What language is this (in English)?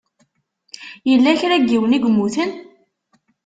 Kabyle